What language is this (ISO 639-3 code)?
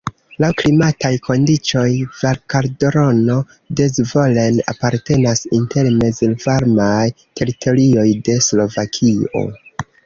epo